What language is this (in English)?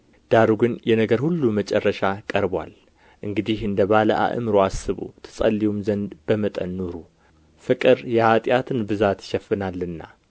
Amharic